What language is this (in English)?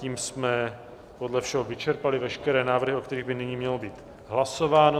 Czech